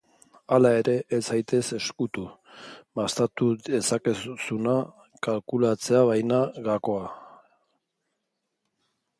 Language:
Basque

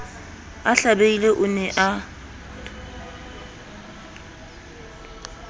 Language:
Southern Sotho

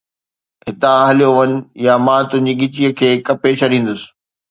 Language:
Sindhi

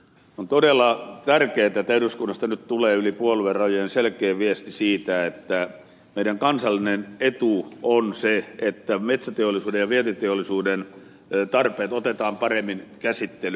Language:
Finnish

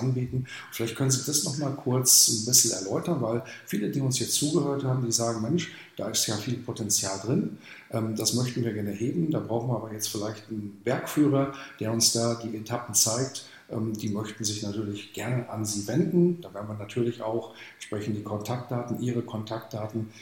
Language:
German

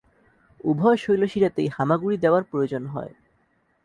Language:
Bangla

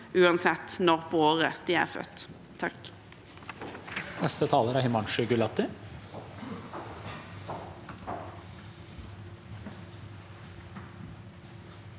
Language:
Norwegian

